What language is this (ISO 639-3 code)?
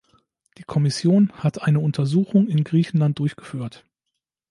deu